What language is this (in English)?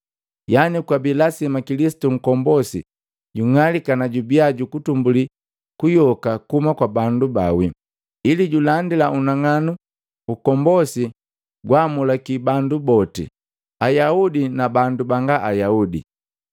Matengo